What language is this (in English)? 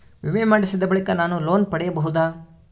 Kannada